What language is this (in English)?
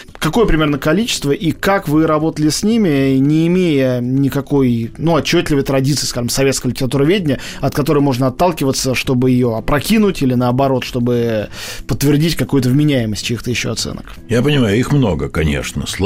Russian